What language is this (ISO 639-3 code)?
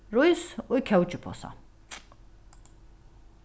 fao